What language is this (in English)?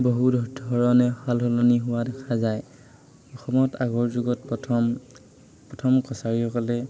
Assamese